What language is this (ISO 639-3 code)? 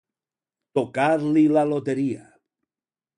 cat